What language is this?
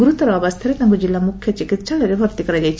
Odia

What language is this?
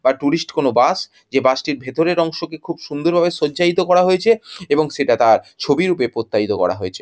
Bangla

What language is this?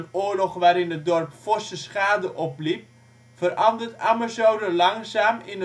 Dutch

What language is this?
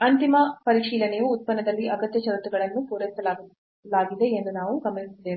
Kannada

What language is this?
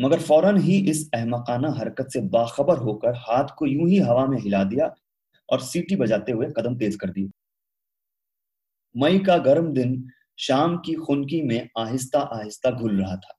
Hindi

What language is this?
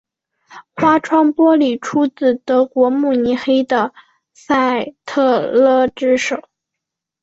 Chinese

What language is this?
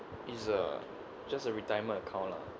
English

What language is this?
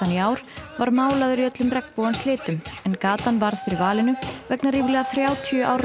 Icelandic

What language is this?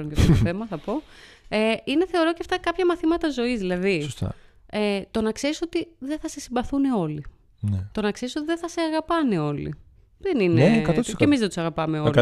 Greek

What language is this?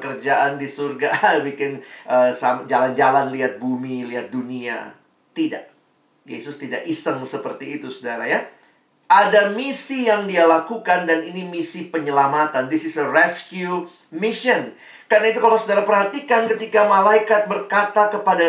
Indonesian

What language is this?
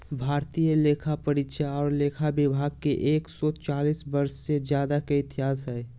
Magahi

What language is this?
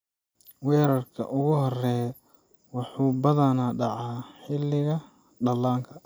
Somali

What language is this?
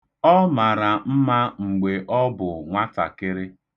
Igbo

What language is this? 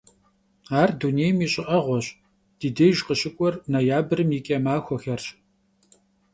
Kabardian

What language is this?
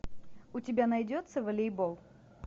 Russian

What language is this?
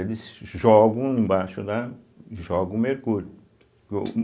Portuguese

